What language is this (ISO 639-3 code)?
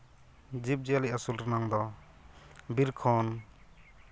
sat